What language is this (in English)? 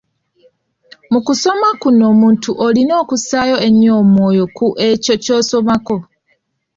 Ganda